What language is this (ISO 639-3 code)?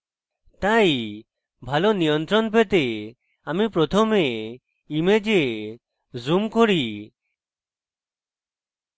ben